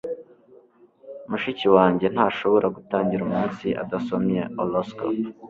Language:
Kinyarwanda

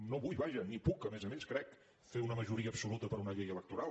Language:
Catalan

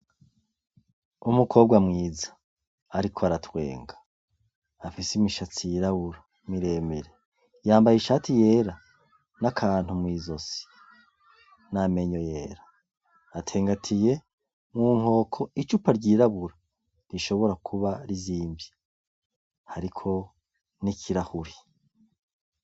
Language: Rundi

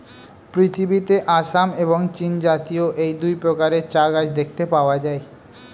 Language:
Bangla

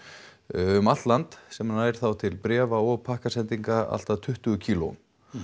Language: Icelandic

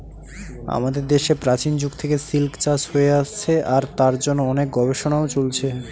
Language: Bangla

